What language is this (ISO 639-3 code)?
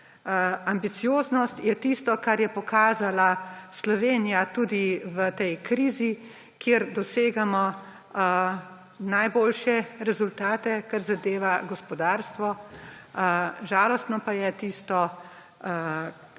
slv